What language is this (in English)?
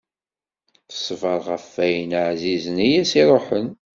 Kabyle